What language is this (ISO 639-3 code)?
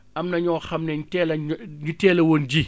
wol